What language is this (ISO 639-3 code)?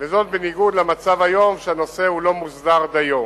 heb